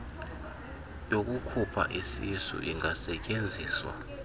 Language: Xhosa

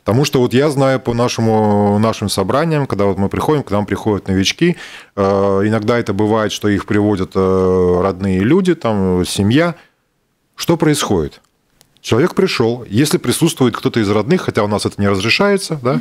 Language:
Russian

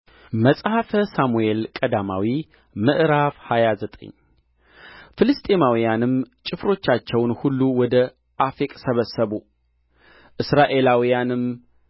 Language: Amharic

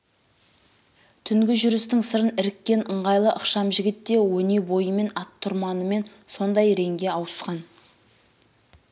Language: Kazakh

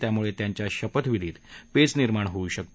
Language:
Marathi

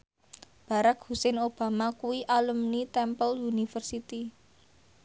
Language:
Javanese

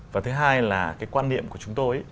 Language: Vietnamese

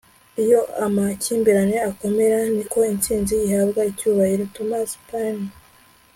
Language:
Kinyarwanda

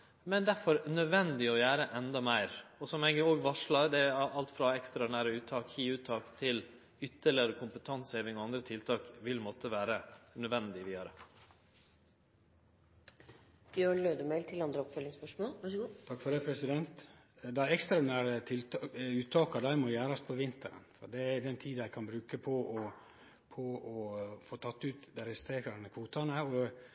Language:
Norwegian Nynorsk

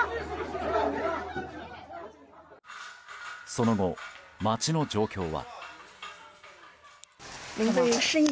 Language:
Japanese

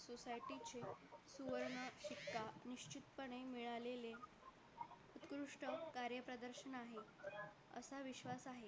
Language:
Marathi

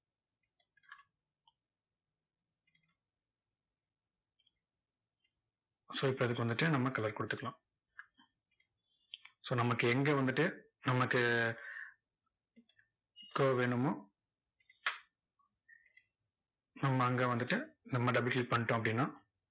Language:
Tamil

